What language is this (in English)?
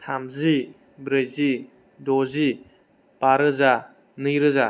Bodo